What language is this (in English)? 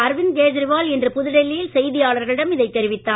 Tamil